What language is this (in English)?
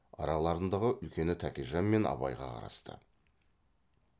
Kazakh